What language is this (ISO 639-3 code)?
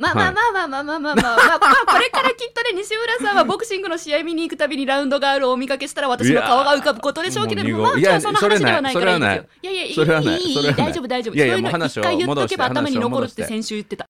jpn